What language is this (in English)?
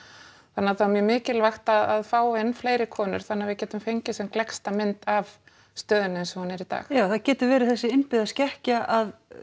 Icelandic